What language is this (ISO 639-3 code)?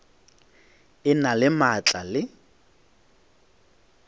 nso